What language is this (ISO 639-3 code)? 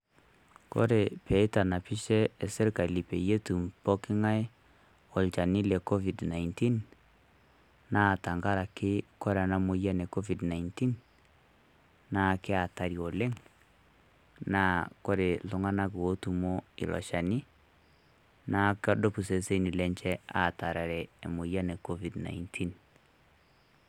mas